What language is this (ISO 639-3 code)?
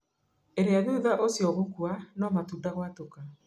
kik